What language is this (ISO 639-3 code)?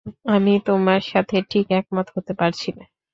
ben